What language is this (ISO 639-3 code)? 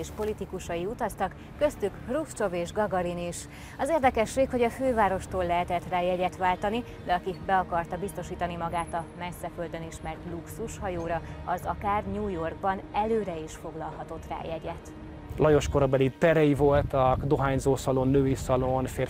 hun